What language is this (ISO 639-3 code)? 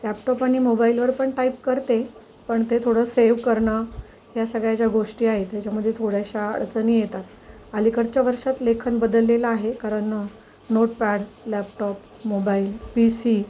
mar